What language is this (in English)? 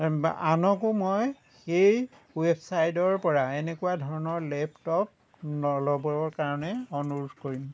Assamese